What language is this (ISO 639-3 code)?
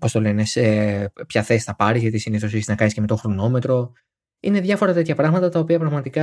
ell